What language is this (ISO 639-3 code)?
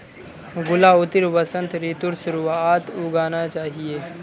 mag